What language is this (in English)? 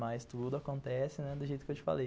Portuguese